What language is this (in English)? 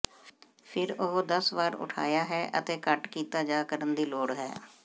Punjabi